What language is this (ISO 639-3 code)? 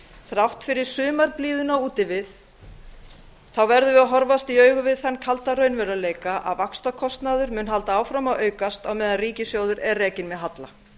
isl